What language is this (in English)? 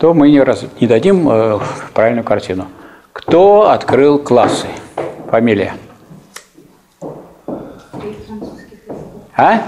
Russian